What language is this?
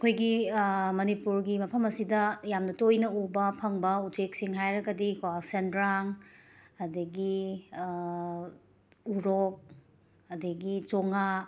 Manipuri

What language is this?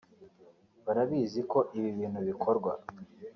Kinyarwanda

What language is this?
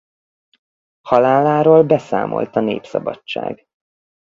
Hungarian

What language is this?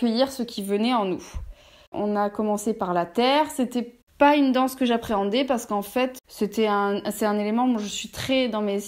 French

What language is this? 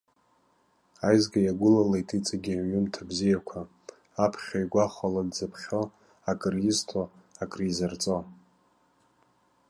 Abkhazian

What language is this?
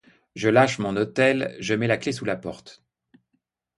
French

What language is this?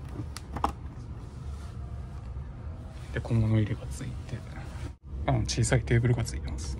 Japanese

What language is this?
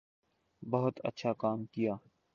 Urdu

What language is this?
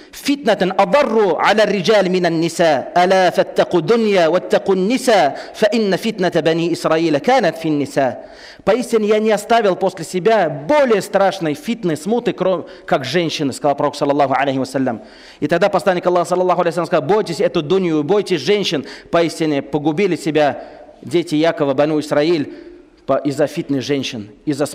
Russian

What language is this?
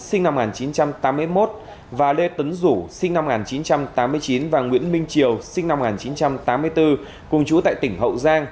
Vietnamese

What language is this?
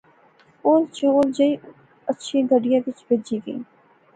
Pahari-Potwari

